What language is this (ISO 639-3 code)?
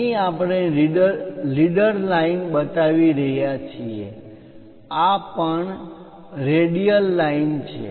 guj